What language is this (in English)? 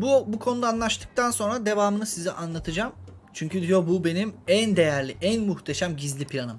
Turkish